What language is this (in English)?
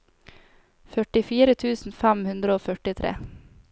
Norwegian